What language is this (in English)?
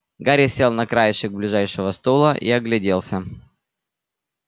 Russian